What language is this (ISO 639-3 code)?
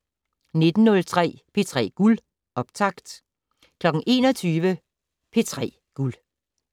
dan